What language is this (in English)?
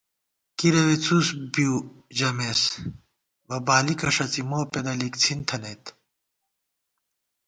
Gawar-Bati